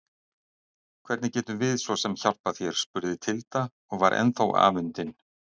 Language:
Icelandic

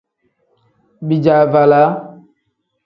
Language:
Tem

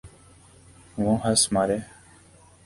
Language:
Urdu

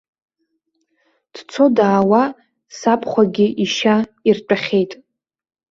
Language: Abkhazian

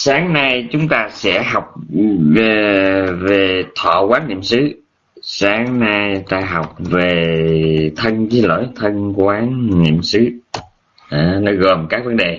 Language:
Vietnamese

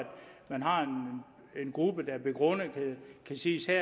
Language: Danish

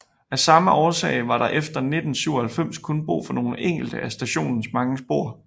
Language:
Danish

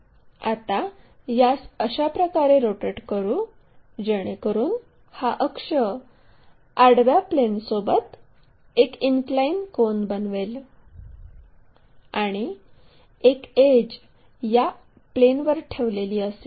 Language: Marathi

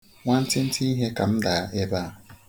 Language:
Igbo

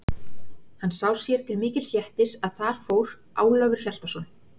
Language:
Icelandic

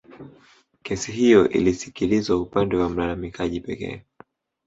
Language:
Swahili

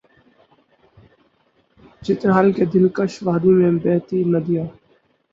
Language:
Urdu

